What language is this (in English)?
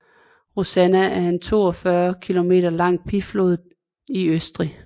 Danish